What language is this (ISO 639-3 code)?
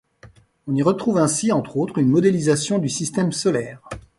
fra